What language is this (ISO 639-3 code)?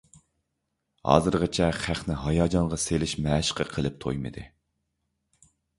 uig